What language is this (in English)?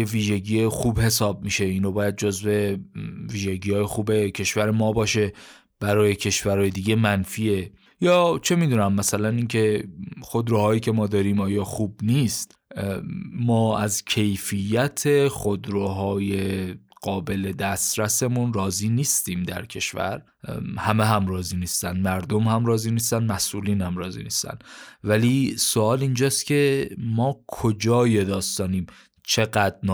Persian